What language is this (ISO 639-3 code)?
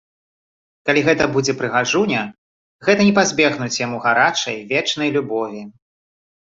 bel